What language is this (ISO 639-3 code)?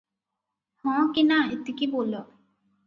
ori